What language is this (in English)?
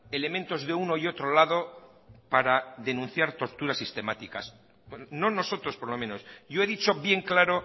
Spanish